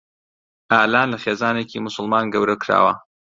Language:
Central Kurdish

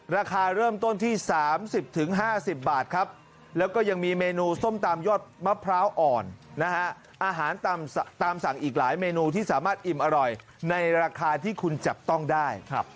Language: Thai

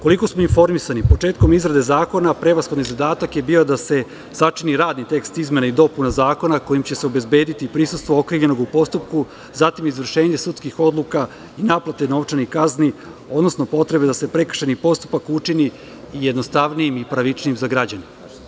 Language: Serbian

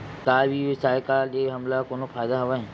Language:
Chhattisgarhi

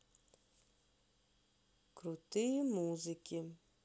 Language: Russian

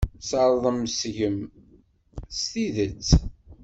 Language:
Kabyle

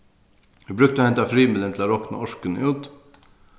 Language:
Faroese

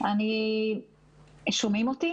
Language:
Hebrew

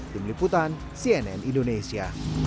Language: Indonesian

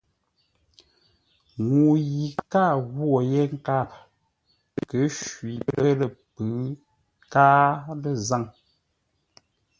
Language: Ngombale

